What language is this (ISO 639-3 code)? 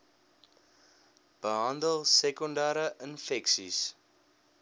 afr